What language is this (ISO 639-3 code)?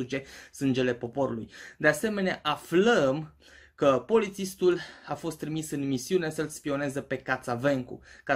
ron